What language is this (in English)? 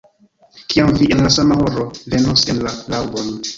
Esperanto